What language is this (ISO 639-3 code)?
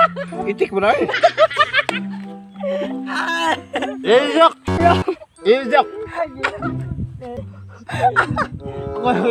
ind